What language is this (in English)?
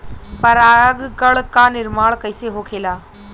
Bhojpuri